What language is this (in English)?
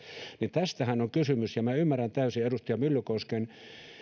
Finnish